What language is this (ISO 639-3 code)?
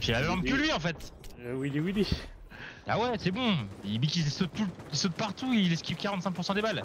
fra